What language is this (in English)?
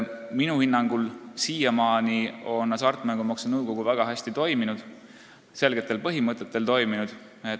Estonian